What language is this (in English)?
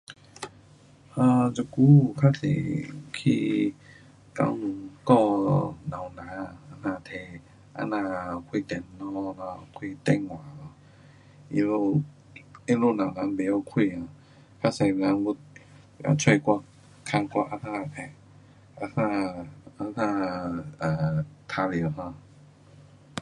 Pu-Xian Chinese